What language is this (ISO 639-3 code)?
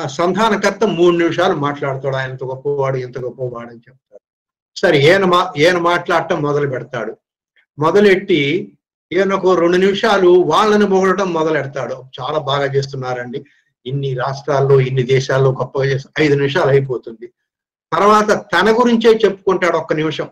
tel